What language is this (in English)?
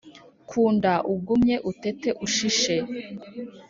Kinyarwanda